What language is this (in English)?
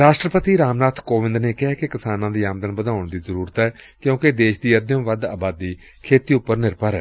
Punjabi